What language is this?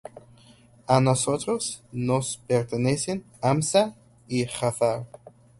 Spanish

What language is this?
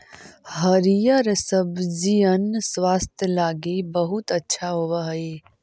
Magahi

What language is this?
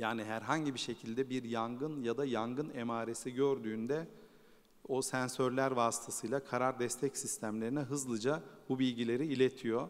Turkish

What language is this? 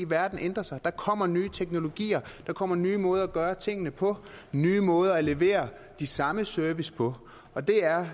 Danish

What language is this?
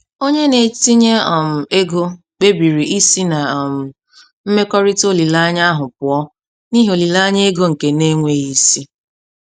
Igbo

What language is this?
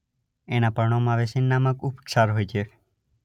Gujarati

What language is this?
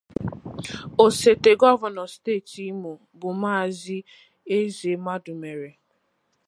Igbo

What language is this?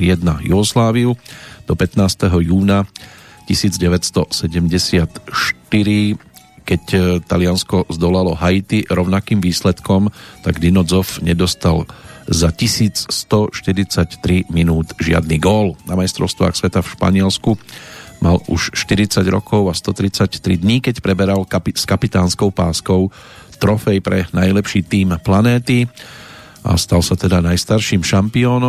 Slovak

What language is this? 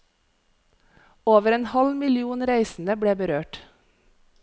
Norwegian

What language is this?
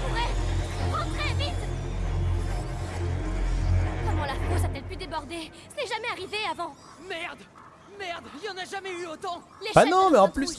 French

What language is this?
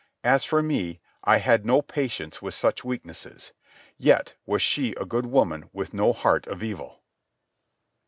English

